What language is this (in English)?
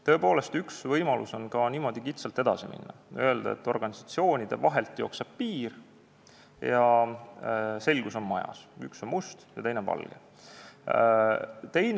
Estonian